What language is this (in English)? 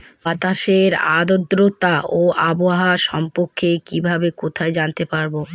Bangla